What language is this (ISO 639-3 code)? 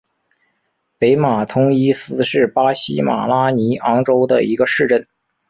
zho